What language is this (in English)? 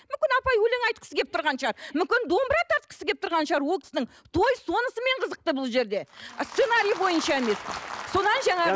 Kazakh